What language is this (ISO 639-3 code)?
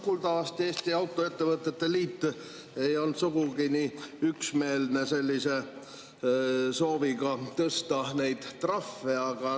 est